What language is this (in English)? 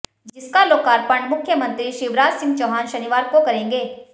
Hindi